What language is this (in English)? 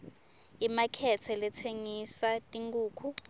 Swati